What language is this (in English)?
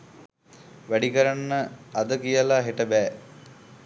Sinhala